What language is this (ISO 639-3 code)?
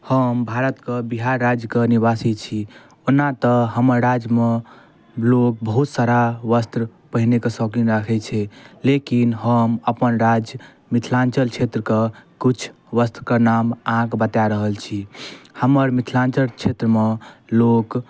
mai